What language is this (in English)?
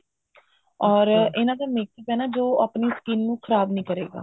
Punjabi